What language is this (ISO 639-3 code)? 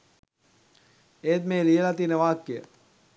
sin